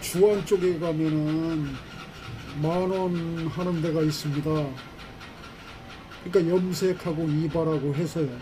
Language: Korean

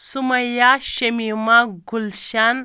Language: Kashmiri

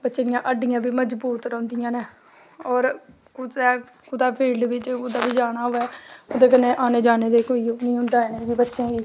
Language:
Dogri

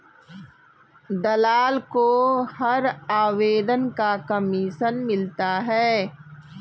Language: Hindi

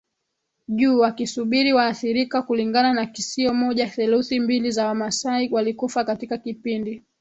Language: Swahili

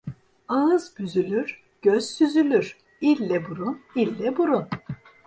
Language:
Turkish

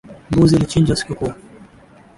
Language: Swahili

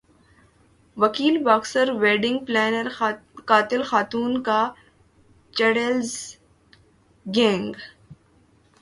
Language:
Urdu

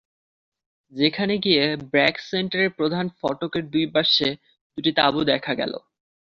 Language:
Bangla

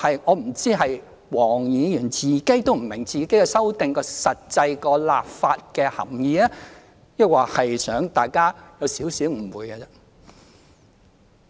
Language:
Cantonese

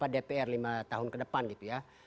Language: Indonesian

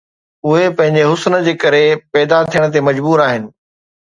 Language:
Sindhi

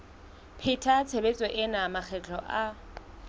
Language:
Southern Sotho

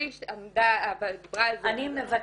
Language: Hebrew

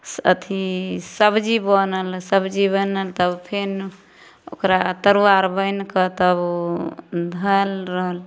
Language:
Maithili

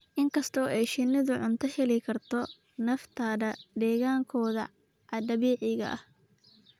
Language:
Somali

